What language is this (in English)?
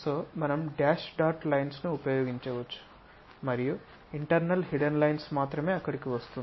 Telugu